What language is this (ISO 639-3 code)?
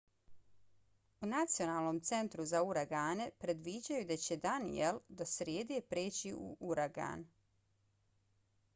bos